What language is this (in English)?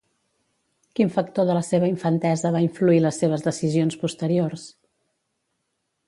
Catalan